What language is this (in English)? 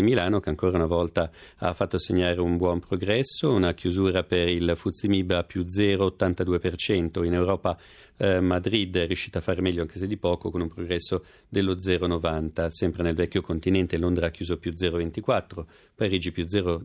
Italian